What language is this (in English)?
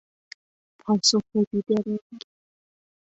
Persian